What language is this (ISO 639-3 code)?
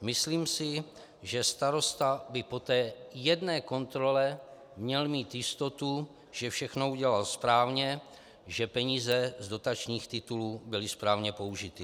ces